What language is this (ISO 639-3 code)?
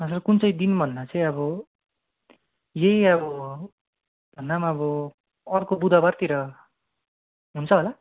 nep